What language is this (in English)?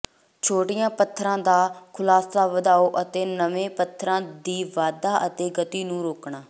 Punjabi